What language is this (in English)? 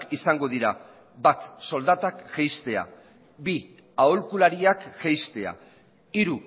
Basque